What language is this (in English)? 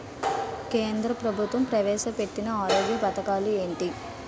Telugu